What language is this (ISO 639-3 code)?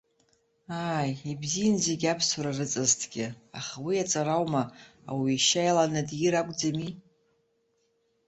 abk